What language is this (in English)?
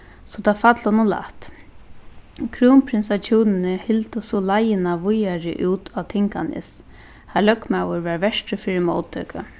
Faroese